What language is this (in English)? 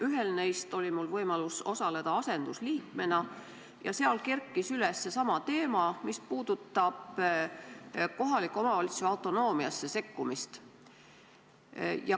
Estonian